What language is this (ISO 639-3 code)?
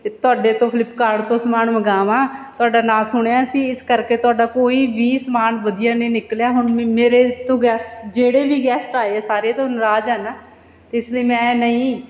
pan